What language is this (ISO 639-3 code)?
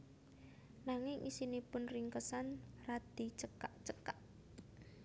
jav